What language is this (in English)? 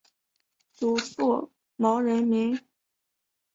Chinese